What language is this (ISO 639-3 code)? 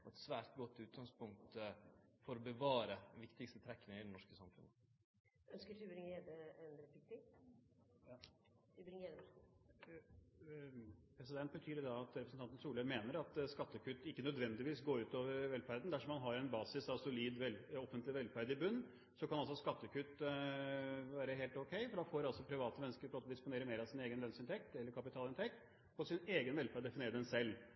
nor